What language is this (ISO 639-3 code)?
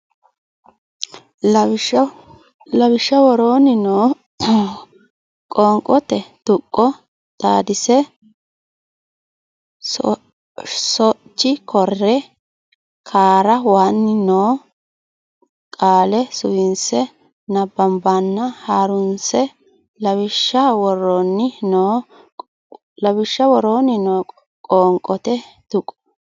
sid